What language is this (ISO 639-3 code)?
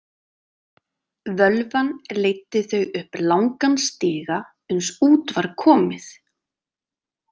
isl